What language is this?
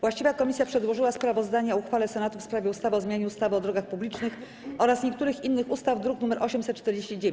Polish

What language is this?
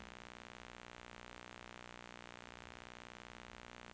Norwegian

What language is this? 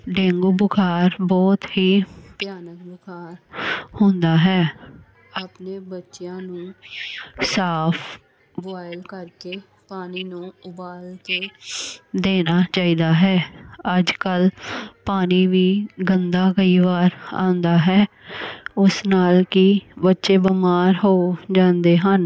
Punjabi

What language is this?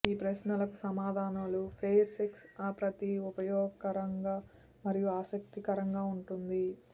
Telugu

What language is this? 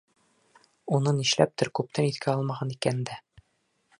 Bashkir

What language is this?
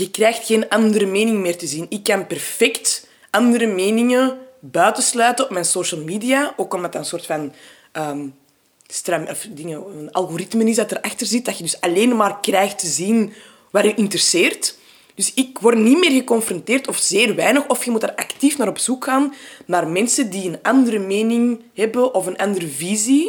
Dutch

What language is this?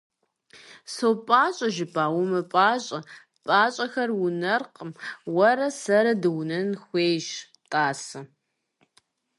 Kabardian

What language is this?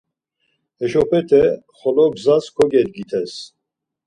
Laz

